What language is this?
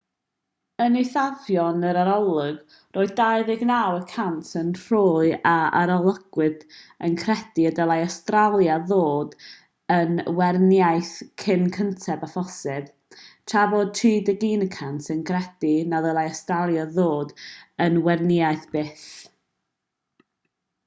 Welsh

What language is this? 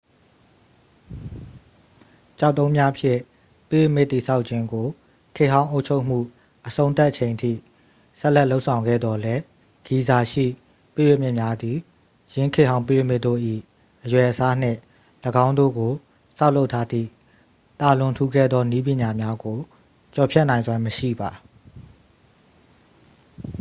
Burmese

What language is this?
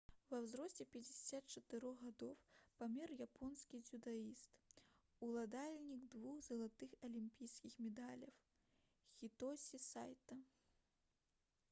Belarusian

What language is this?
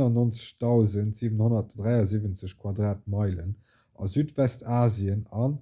Luxembourgish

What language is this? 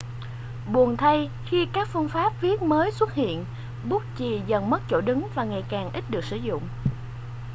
Vietnamese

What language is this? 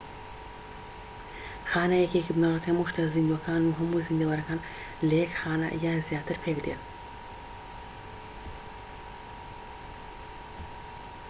Central Kurdish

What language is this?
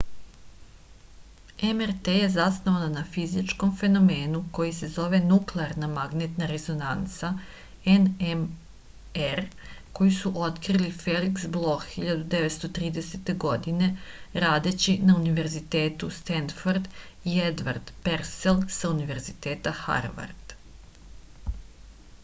Serbian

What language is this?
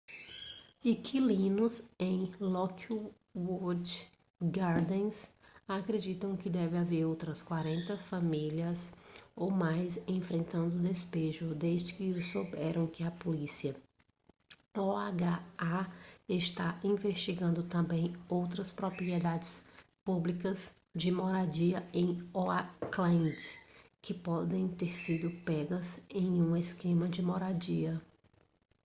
Portuguese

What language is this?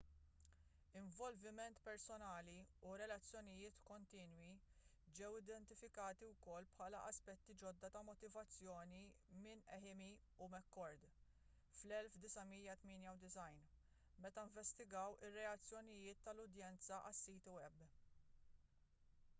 Maltese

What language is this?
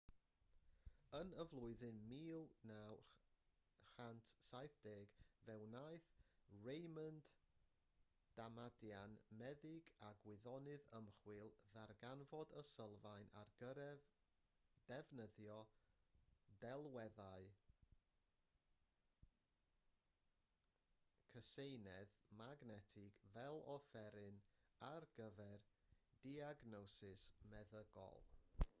Welsh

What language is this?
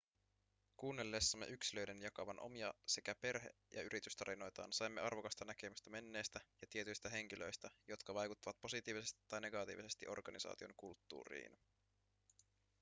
Finnish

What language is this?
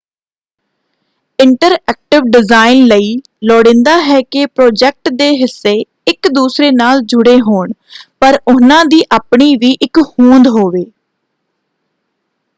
Punjabi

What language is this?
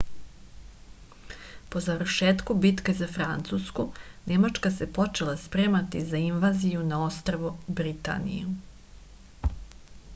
Serbian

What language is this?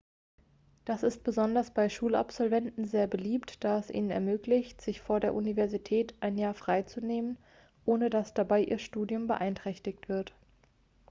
German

